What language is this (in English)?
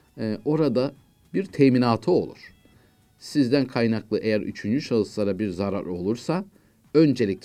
Turkish